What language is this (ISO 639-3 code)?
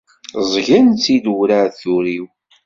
kab